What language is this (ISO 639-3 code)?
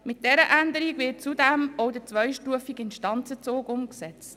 gsw